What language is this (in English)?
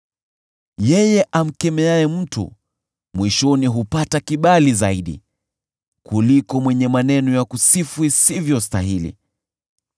Swahili